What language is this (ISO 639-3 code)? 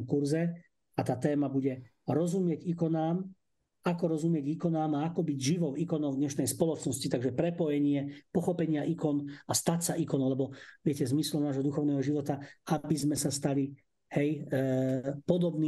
slk